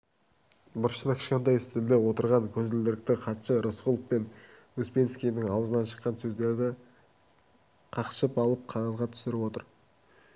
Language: Kazakh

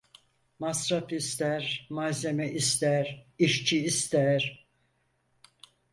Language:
Turkish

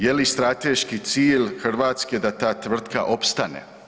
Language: Croatian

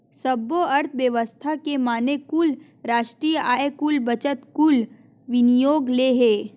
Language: Chhattisgarhi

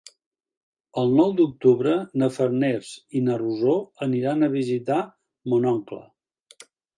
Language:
Catalan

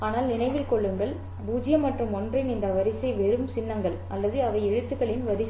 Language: Tamil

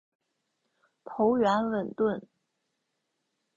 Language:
Chinese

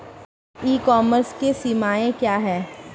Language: Hindi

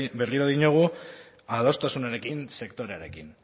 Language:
Basque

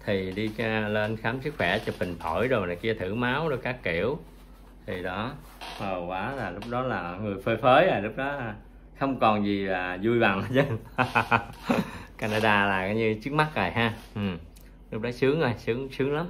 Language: Vietnamese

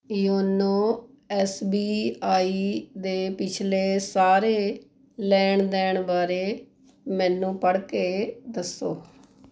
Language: Punjabi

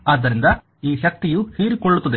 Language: Kannada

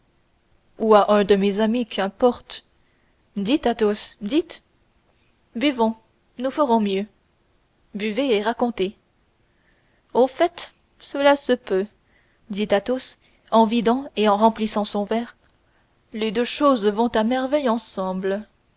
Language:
French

